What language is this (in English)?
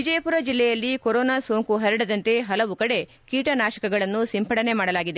Kannada